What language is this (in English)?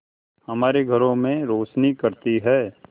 Hindi